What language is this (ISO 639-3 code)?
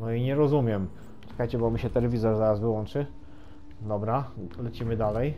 pol